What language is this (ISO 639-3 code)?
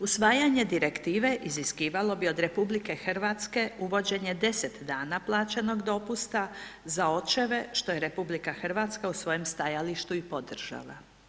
hrv